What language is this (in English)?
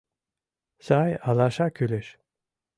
Mari